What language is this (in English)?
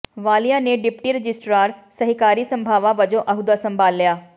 Punjabi